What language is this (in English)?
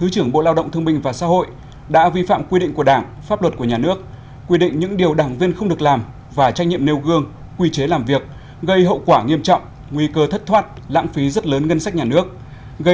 Vietnamese